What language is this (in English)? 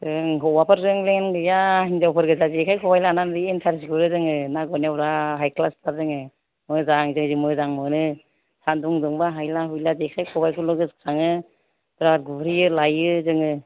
Bodo